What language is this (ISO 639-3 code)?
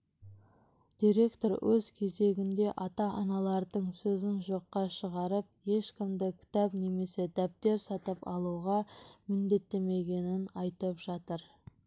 kaz